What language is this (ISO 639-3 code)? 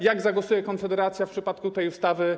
pol